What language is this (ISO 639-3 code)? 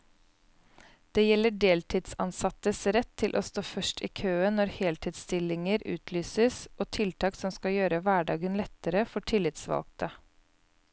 nor